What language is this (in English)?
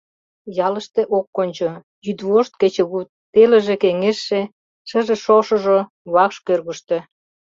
Mari